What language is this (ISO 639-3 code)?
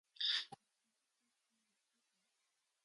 mon